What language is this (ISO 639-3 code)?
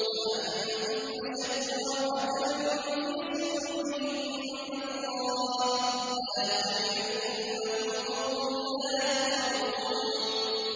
ara